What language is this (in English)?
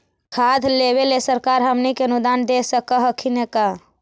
Magahi